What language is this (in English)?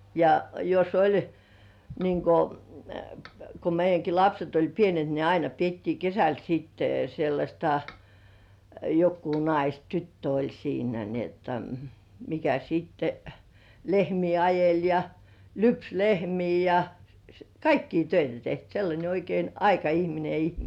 Finnish